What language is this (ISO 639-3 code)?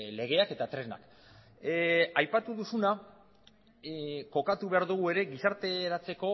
eus